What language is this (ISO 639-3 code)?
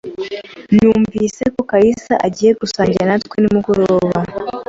kin